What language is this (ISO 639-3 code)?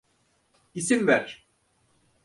tur